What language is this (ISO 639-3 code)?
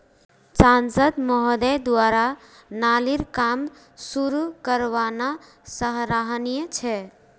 mag